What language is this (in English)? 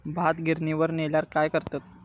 Marathi